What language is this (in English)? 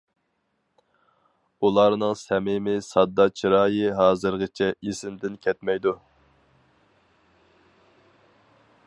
Uyghur